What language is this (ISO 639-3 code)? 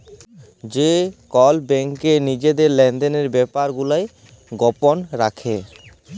ben